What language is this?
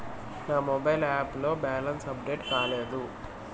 Telugu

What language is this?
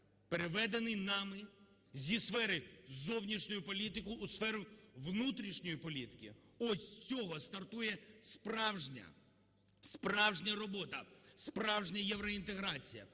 Ukrainian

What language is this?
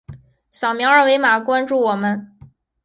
Chinese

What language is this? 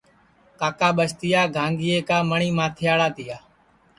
Sansi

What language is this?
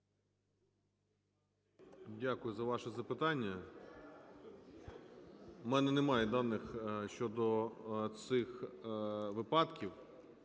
Ukrainian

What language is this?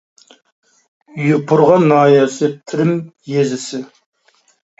Uyghur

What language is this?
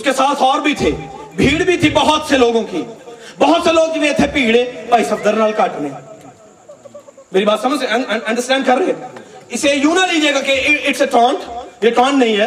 Urdu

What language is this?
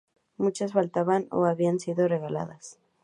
Spanish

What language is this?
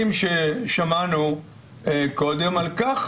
Hebrew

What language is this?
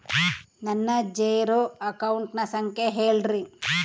Kannada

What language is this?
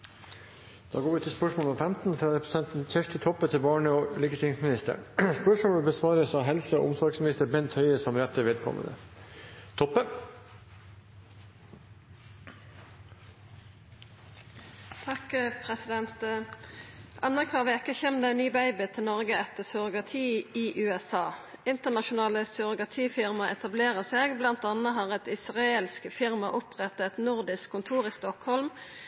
Norwegian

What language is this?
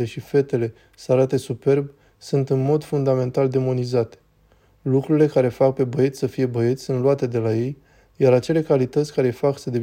Romanian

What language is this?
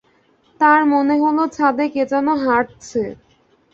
Bangla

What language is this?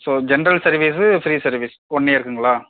Tamil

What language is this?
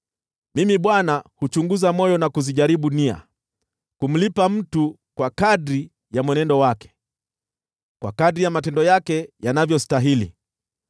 Swahili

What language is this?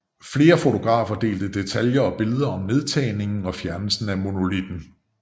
Danish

